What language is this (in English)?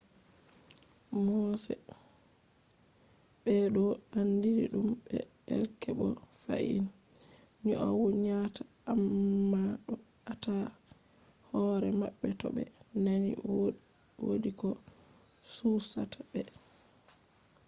Fula